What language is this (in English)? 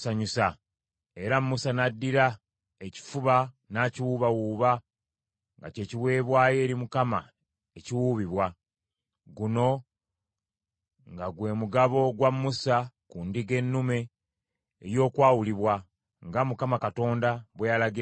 Ganda